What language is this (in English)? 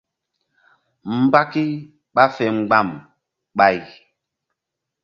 Mbum